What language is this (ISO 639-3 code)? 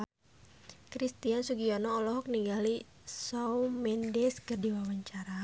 sun